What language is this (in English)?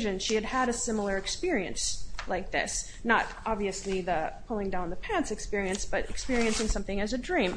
English